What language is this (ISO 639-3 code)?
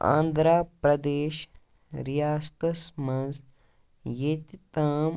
kas